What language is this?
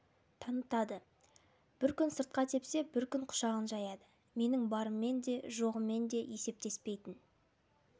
Kazakh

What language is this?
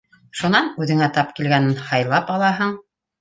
Bashkir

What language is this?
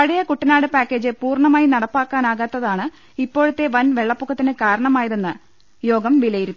Malayalam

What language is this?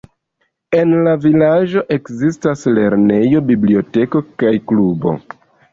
Esperanto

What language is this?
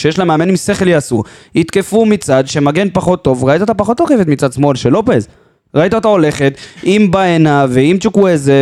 Hebrew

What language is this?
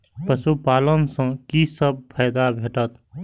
Maithili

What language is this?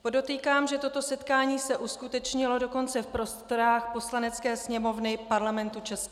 Czech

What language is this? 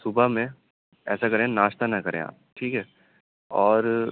Urdu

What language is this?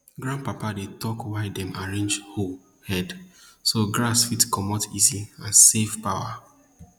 Nigerian Pidgin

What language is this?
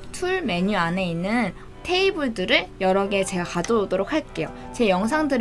Korean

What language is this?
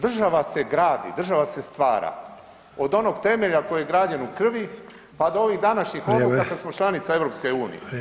Croatian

